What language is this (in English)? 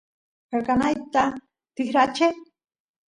Santiago del Estero Quichua